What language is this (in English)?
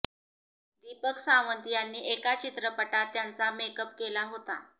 Marathi